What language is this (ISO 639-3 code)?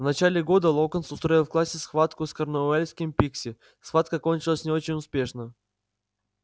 rus